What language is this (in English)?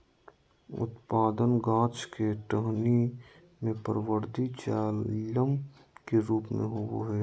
Magahi